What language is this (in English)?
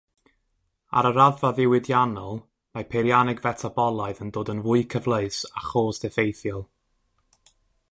Welsh